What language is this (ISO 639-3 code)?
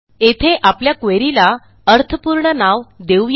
mar